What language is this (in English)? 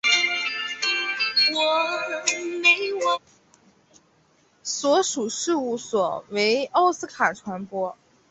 Chinese